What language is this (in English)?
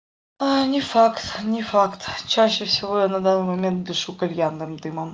Russian